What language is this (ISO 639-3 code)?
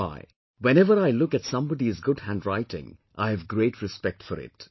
eng